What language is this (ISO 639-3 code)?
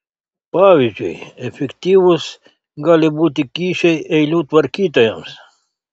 lit